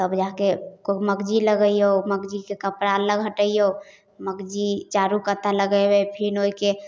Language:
Maithili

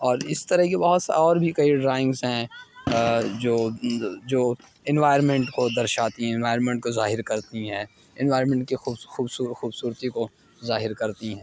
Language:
Urdu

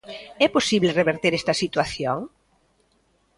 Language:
Galician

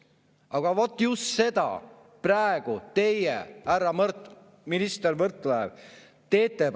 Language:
Estonian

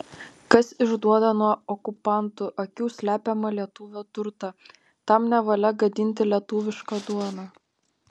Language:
Lithuanian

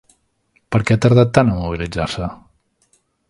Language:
Catalan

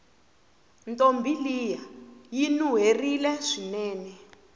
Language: Tsonga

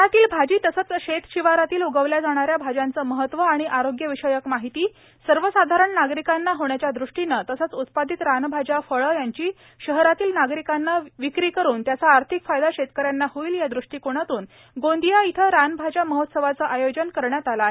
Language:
Marathi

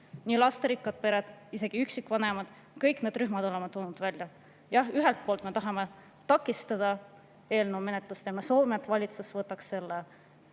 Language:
Estonian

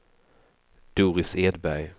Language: Swedish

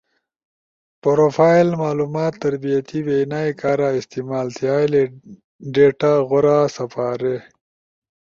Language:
Ushojo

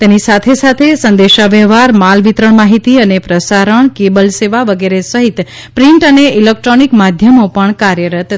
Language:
Gujarati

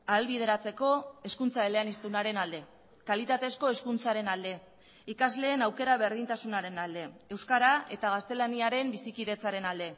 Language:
Basque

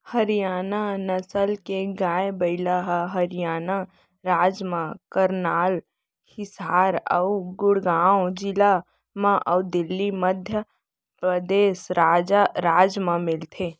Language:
Chhattisgarhi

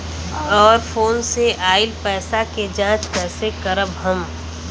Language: Bhojpuri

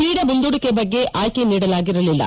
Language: Kannada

